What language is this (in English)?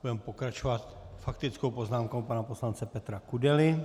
Czech